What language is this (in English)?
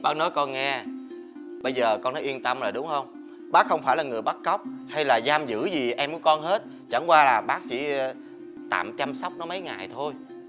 Vietnamese